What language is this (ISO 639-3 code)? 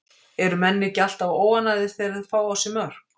isl